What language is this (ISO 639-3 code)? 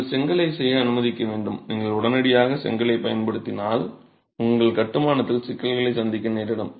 tam